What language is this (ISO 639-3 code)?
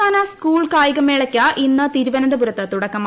mal